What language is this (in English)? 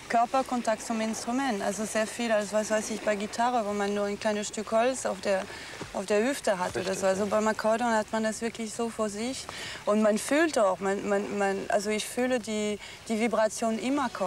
German